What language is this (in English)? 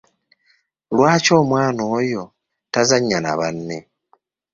Ganda